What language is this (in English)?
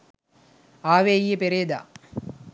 Sinhala